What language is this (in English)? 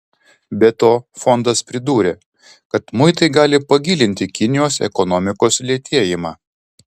Lithuanian